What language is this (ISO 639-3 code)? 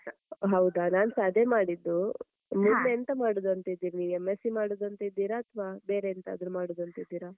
kan